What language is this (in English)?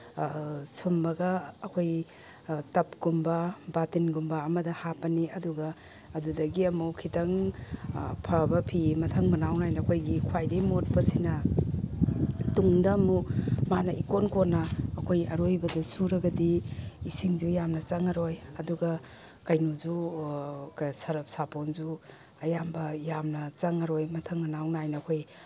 Manipuri